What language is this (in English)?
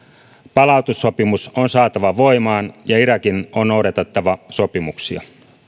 Finnish